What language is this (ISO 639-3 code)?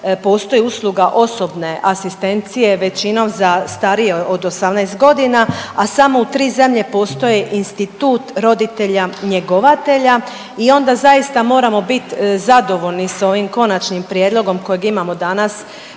hrv